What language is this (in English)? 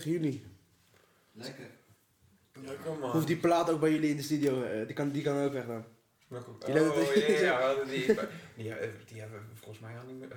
Dutch